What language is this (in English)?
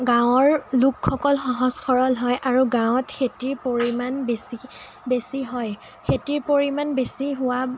Assamese